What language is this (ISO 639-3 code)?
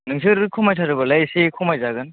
brx